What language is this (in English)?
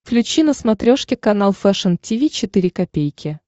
Russian